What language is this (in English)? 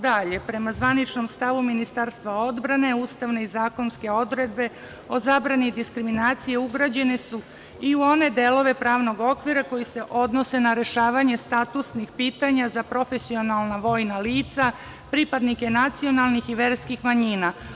Serbian